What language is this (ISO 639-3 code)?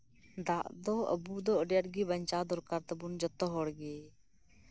sat